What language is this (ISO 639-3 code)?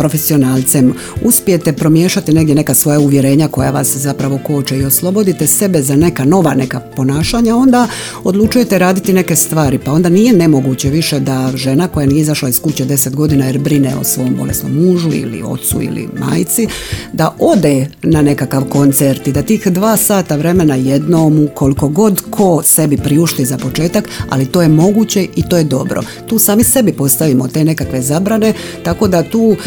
hrv